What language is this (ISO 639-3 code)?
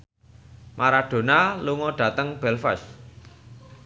jav